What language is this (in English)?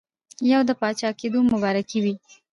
Pashto